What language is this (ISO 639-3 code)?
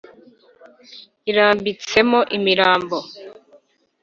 kin